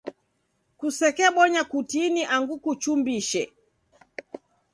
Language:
Taita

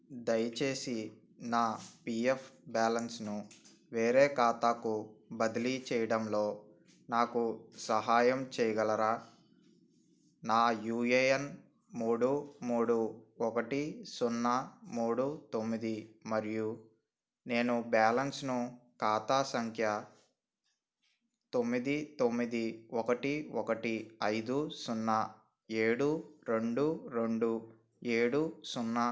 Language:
Telugu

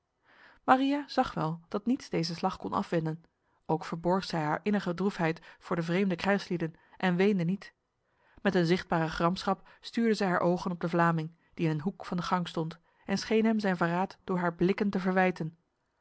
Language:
Dutch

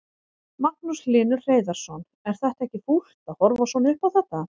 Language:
Icelandic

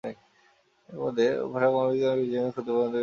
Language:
Bangla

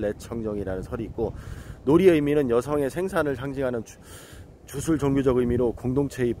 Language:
Korean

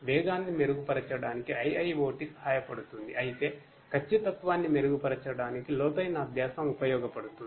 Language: Telugu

